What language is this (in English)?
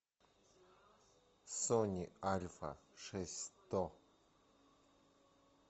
Russian